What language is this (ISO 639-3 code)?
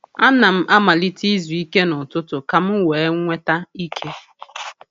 ibo